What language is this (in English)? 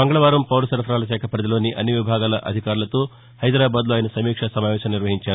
Telugu